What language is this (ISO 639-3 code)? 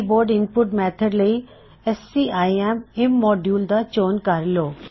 pan